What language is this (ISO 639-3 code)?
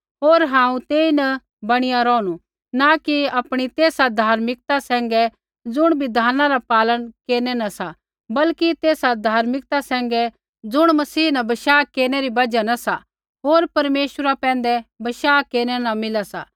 kfx